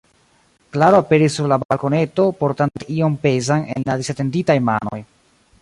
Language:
Esperanto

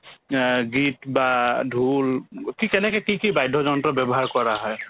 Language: Assamese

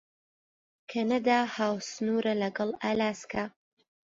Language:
Central Kurdish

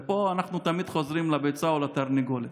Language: Hebrew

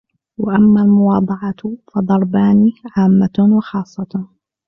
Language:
Arabic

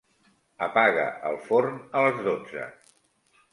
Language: Catalan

